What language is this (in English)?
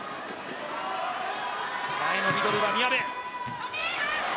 Japanese